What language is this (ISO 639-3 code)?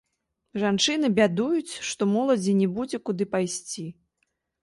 bel